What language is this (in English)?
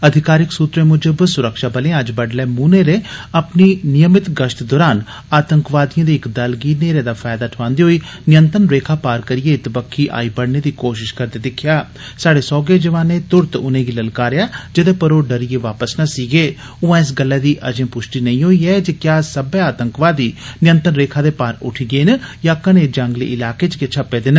Dogri